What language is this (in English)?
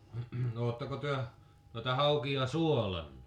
Finnish